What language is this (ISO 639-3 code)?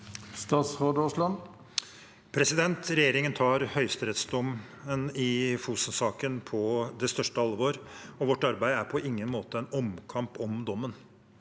nor